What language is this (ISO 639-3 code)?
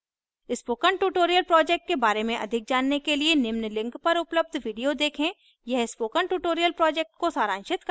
hin